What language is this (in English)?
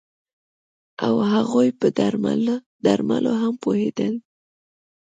Pashto